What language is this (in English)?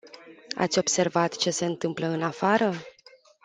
Romanian